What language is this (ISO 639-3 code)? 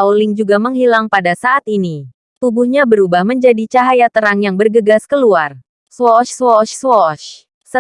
ind